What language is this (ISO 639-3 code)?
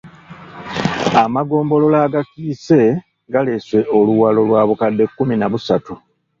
lug